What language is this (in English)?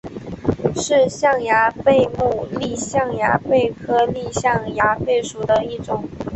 Chinese